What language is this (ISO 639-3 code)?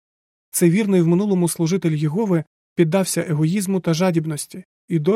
ukr